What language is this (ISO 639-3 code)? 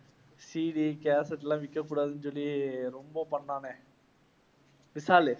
tam